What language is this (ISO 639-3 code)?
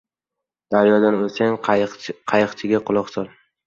uzb